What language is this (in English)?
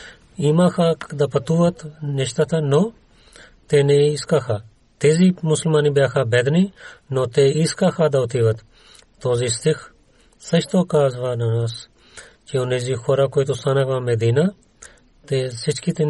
Bulgarian